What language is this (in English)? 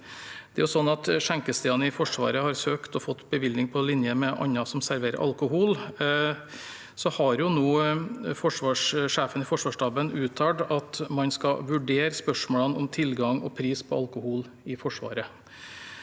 Norwegian